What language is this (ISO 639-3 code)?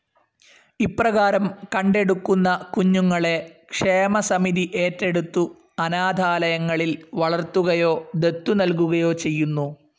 mal